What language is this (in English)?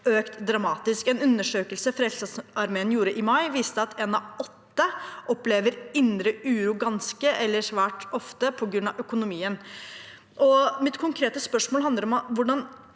Norwegian